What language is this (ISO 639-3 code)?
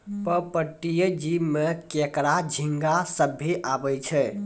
mai